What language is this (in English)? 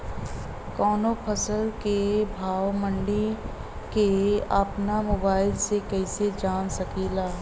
Bhojpuri